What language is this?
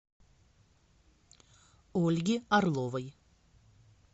Russian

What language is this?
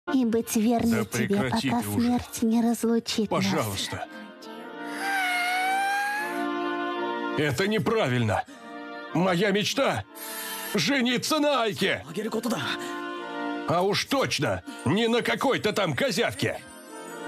Russian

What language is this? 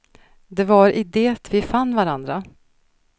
Swedish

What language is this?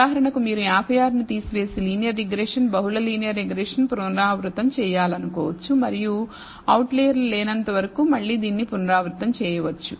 Telugu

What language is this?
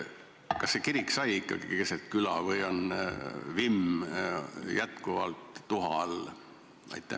Estonian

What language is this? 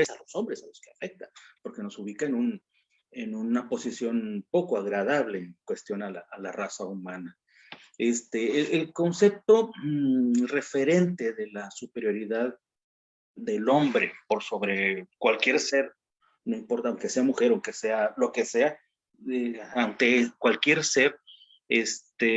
Spanish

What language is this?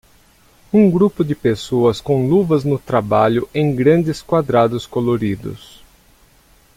Portuguese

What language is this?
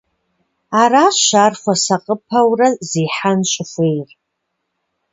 Kabardian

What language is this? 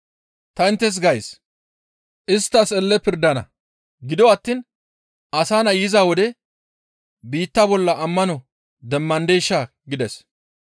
Gamo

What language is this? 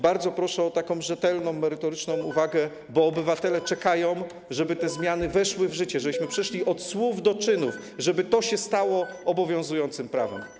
Polish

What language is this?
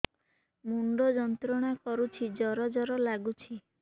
Odia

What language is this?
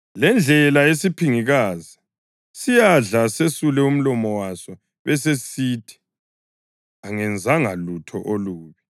North Ndebele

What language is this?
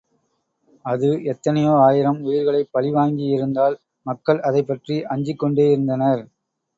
Tamil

